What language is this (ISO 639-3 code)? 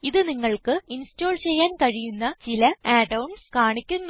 mal